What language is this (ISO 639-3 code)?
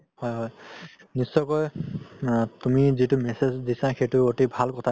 asm